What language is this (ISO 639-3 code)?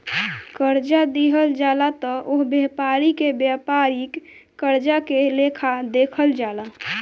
bho